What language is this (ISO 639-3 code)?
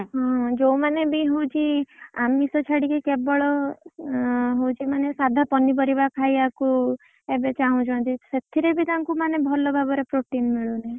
ori